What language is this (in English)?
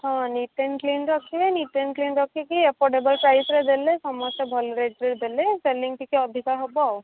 Odia